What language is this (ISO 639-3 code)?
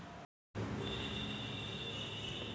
mar